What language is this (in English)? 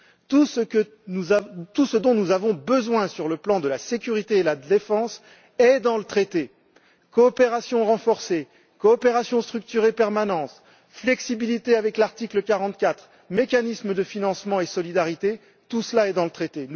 French